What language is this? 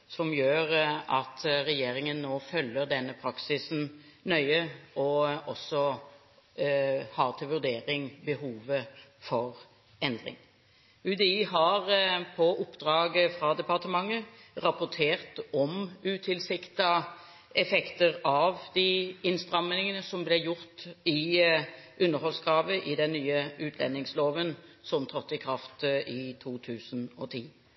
Norwegian Bokmål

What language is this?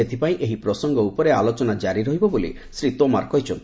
Odia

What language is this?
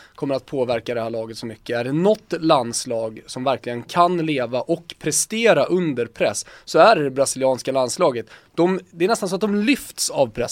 Swedish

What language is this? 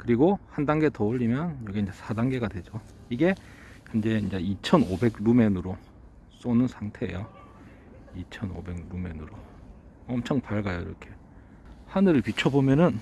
Korean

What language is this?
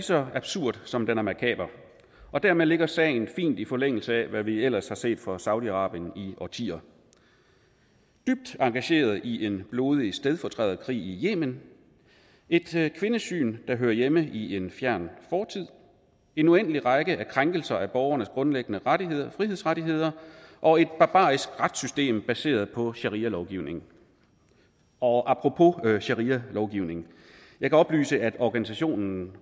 Danish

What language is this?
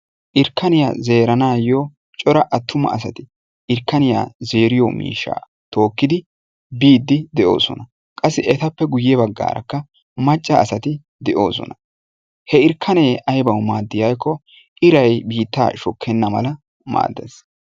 Wolaytta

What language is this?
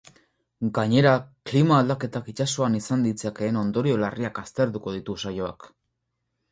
Basque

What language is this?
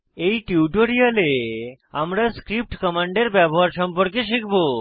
Bangla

